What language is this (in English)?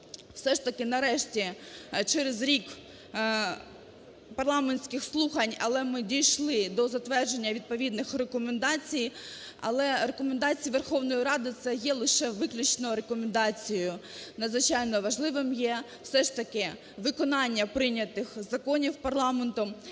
Ukrainian